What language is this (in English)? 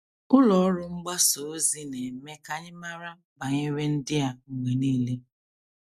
Igbo